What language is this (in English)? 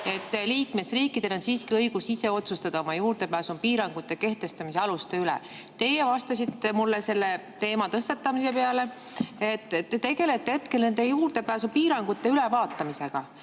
Estonian